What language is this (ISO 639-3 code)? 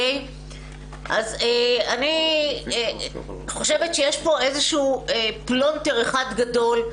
heb